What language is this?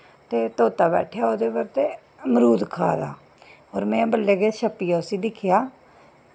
Dogri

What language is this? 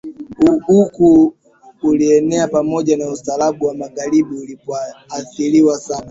Swahili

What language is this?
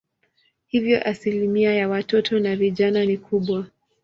Swahili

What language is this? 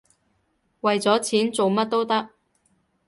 Cantonese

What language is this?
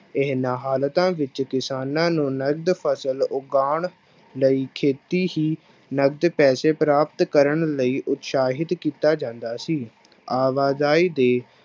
Punjabi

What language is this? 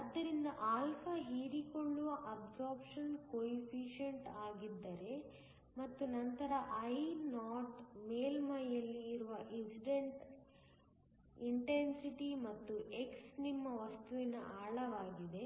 Kannada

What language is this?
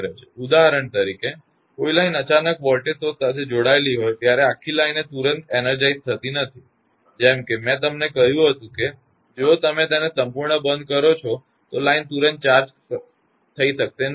Gujarati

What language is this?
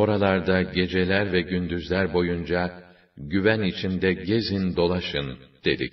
Turkish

